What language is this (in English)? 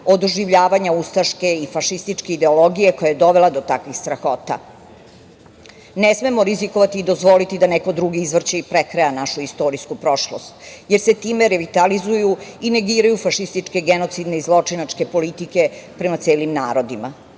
Serbian